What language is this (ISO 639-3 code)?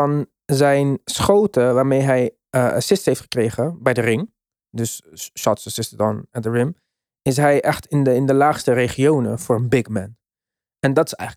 nld